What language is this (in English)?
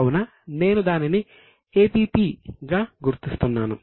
Telugu